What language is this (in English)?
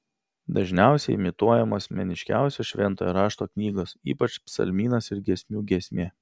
Lithuanian